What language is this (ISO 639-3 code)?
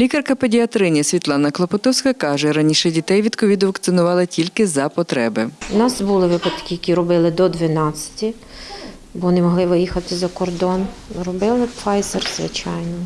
ukr